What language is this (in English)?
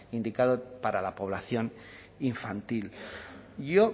Spanish